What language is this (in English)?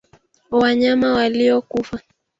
Swahili